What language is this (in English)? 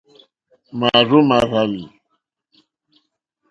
Mokpwe